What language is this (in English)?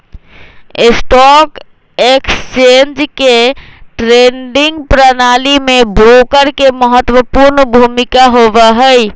Magahi